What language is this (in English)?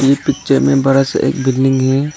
Hindi